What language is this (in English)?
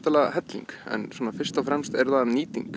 Icelandic